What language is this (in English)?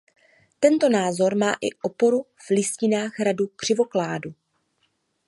Czech